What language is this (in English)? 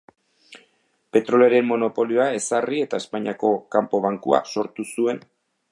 Basque